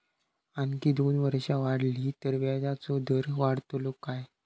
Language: Marathi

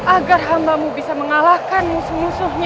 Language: Indonesian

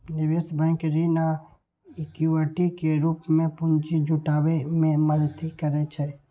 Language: Maithili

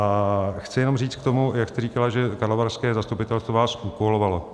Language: Czech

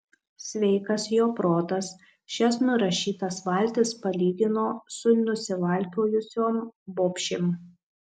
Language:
Lithuanian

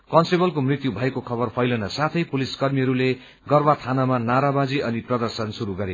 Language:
Nepali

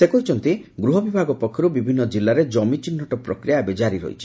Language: Odia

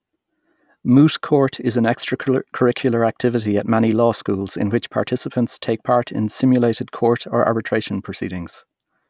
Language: English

